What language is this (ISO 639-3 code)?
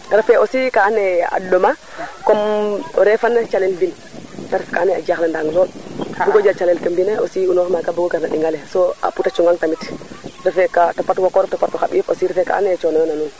srr